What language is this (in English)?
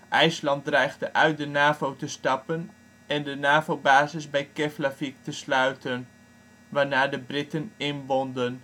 Dutch